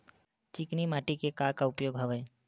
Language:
Chhattisgarhi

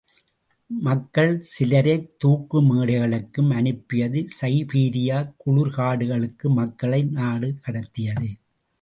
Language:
Tamil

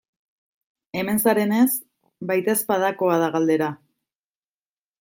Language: Basque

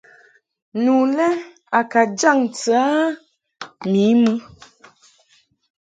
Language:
Mungaka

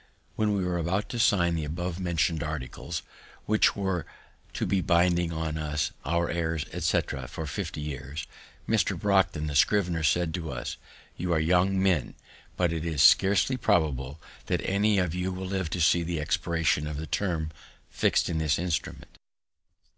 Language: English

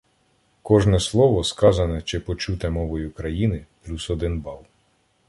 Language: Ukrainian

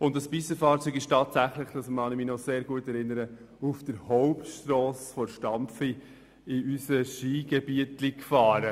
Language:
Swiss German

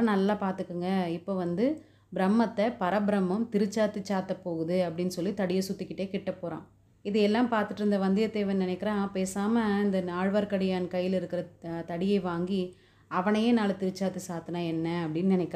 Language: Tamil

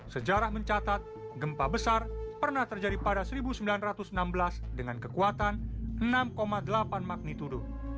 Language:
Indonesian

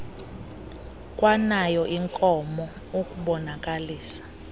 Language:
Xhosa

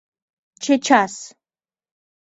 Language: Mari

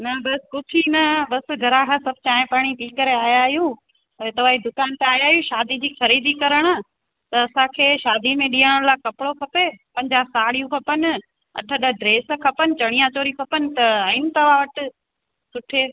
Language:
Sindhi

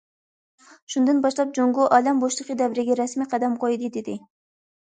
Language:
Uyghur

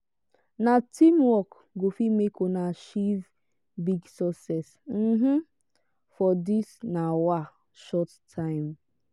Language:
Nigerian Pidgin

